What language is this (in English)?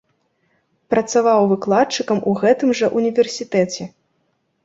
Belarusian